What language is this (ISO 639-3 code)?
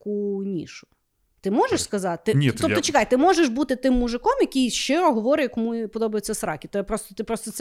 ukr